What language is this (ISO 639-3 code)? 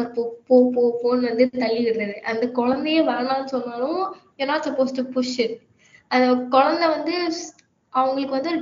tam